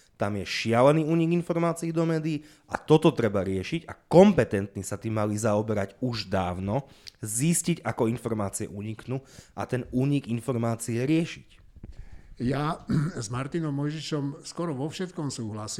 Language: Slovak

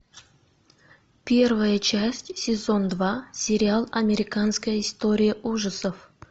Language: Russian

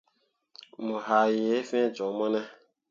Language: Mundang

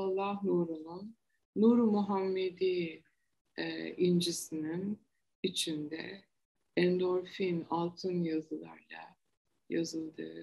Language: Turkish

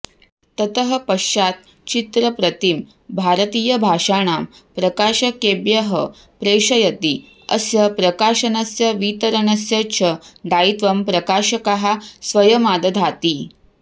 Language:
Sanskrit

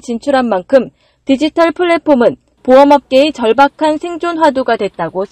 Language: Korean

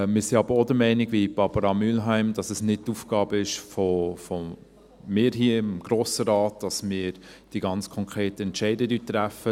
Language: Swiss German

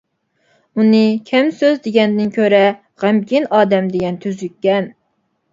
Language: Uyghur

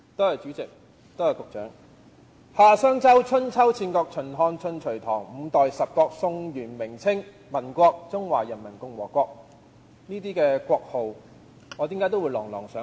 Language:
Cantonese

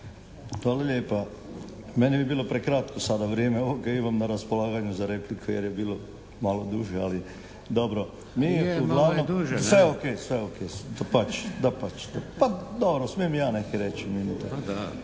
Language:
Croatian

